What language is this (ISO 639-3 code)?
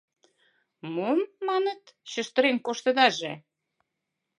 chm